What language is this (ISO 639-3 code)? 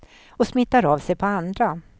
swe